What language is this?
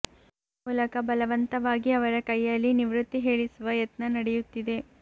Kannada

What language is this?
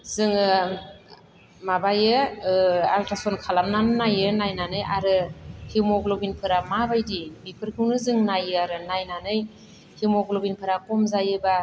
Bodo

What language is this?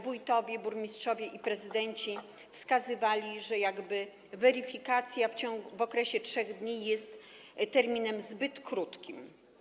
Polish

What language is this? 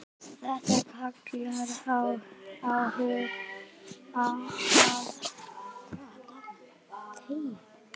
Icelandic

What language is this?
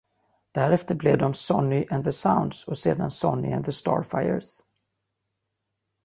Swedish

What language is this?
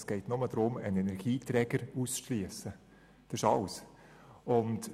Swiss German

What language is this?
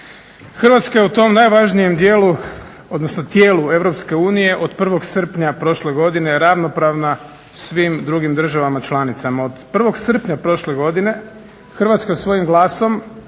Croatian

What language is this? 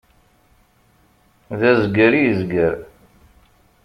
Kabyle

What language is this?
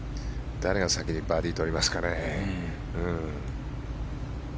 Japanese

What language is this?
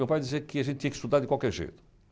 Portuguese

